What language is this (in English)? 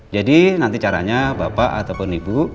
Indonesian